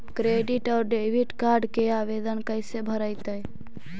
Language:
Magahi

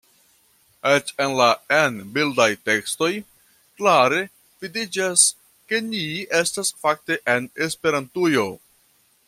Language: Esperanto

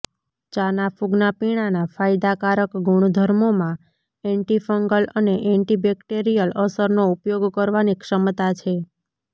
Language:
Gujarati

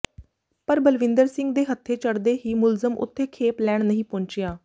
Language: Punjabi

